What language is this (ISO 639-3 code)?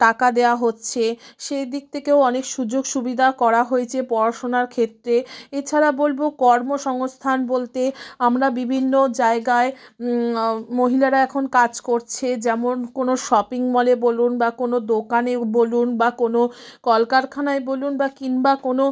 ben